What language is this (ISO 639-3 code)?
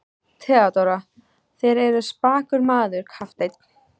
isl